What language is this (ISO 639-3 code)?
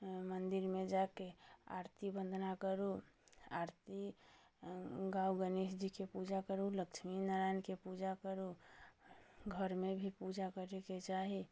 mai